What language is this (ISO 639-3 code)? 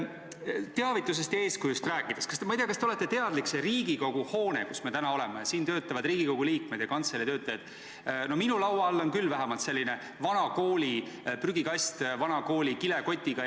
est